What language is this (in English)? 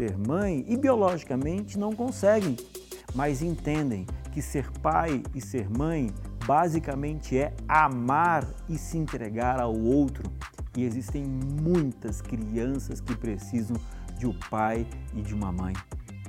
Portuguese